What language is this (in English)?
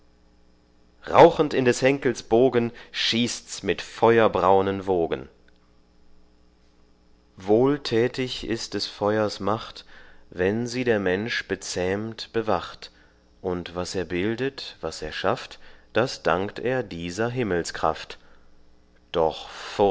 German